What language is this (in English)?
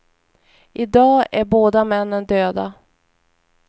Swedish